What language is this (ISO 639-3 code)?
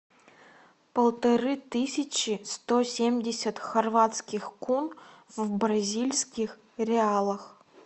rus